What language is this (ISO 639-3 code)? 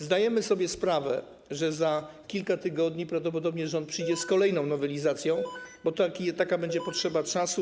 pol